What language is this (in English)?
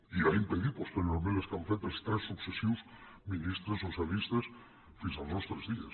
Catalan